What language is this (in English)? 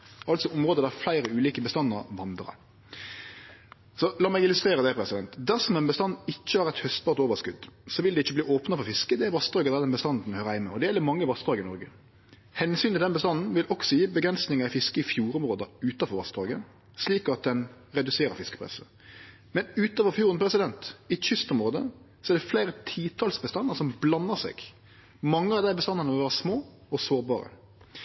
Norwegian Nynorsk